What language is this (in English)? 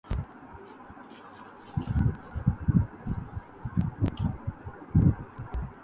Urdu